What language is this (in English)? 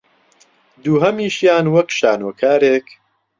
Central Kurdish